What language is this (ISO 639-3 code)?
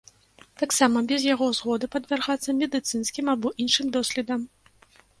bel